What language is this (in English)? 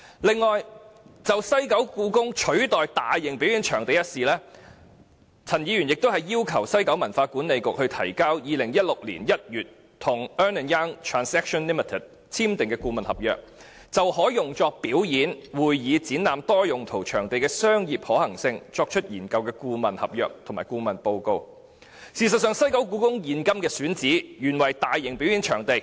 Cantonese